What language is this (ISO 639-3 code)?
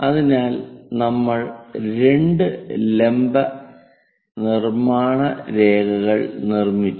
mal